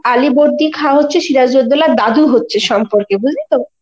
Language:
Bangla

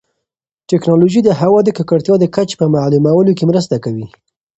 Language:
Pashto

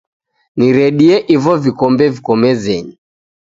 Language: Taita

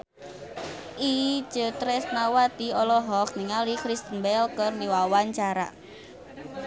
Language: Sundanese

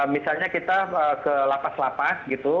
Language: Indonesian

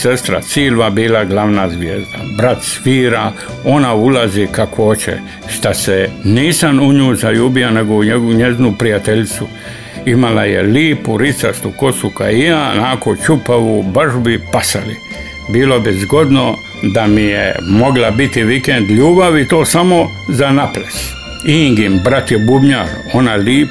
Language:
Croatian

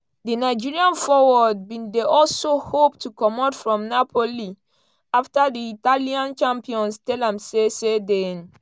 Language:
Nigerian Pidgin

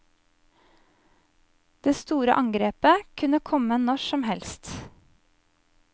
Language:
Norwegian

